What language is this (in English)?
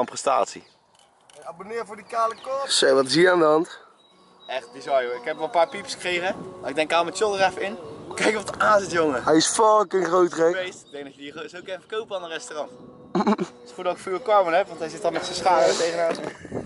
Dutch